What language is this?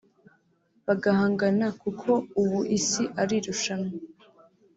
Kinyarwanda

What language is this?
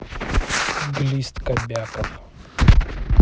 Russian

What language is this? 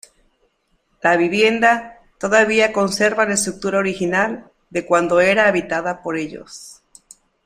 Spanish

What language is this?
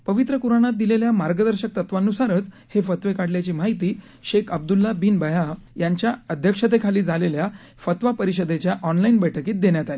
Marathi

